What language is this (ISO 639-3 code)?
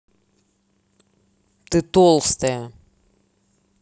rus